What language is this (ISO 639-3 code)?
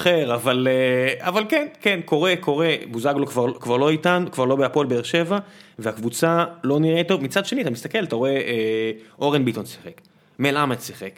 heb